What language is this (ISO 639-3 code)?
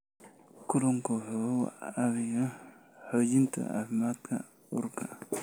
som